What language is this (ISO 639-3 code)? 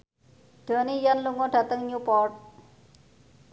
jav